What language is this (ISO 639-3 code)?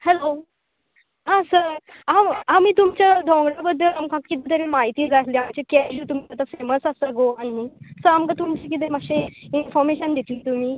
kok